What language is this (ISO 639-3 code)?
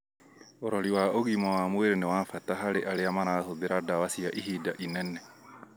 kik